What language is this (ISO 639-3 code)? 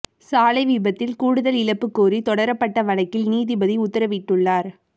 tam